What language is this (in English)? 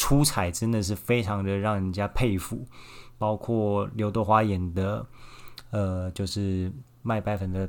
Chinese